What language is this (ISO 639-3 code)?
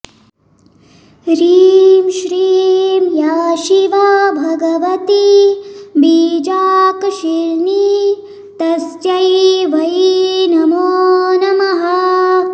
san